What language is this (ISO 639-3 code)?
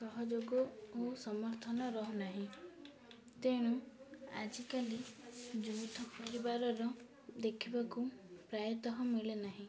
ori